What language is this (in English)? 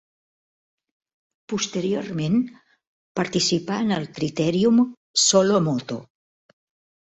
Catalan